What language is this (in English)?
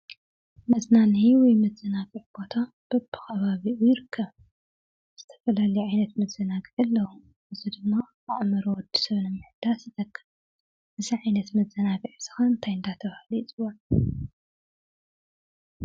Tigrinya